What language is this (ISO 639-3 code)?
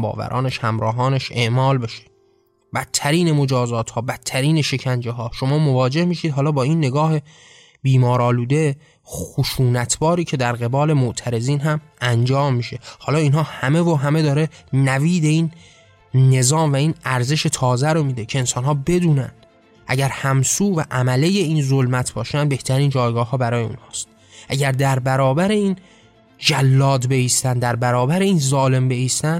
fas